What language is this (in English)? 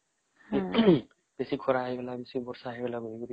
Odia